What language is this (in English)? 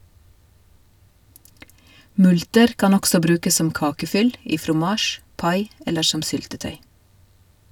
Norwegian